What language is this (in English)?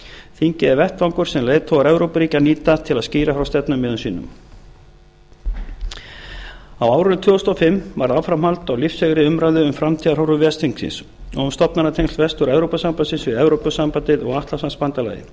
Icelandic